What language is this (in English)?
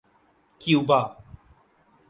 Urdu